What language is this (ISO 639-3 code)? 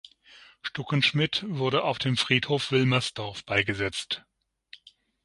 deu